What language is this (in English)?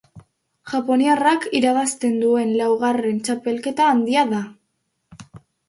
Basque